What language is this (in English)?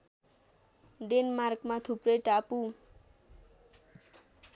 Nepali